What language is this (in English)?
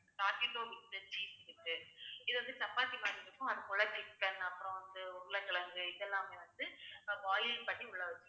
Tamil